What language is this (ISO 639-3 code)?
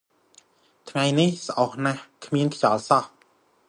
khm